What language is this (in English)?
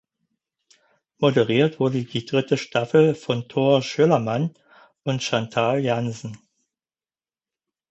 German